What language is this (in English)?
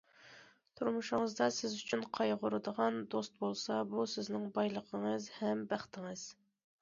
Uyghur